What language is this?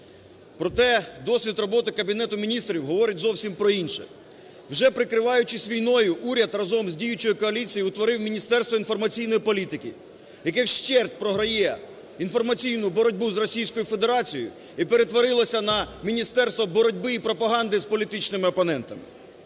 Ukrainian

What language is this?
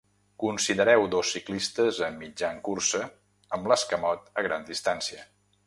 Catalan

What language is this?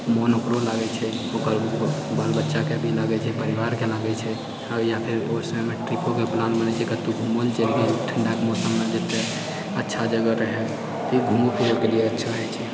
Maithili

